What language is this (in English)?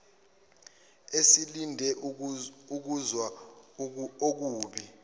Zulu